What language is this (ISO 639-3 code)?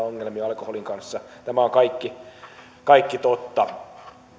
fin